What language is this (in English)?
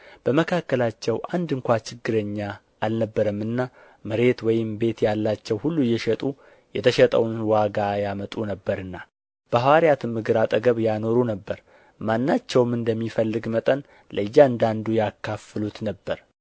Amharic